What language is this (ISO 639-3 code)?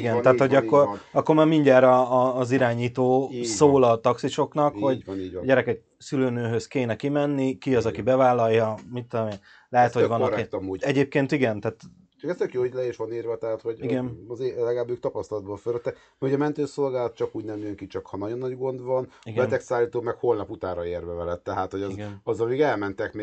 hun